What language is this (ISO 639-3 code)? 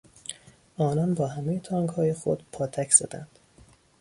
fas